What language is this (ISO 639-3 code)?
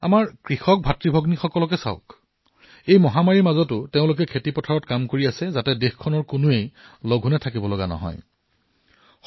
asm